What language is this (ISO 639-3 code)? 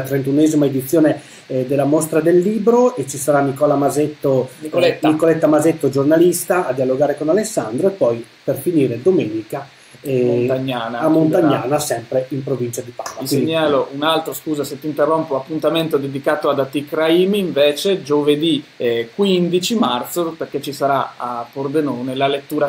ita